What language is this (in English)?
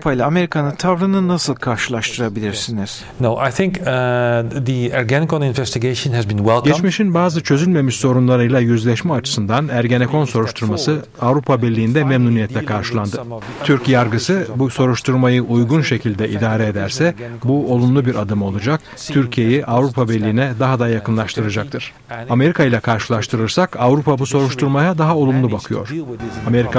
Turkish